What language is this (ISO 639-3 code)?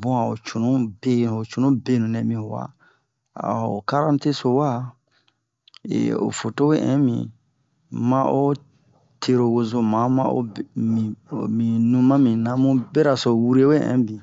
bmq